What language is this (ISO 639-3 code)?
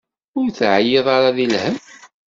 kab